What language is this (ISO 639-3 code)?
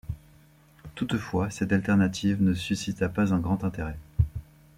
fra